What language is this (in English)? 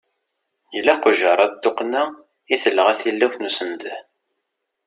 Kabyle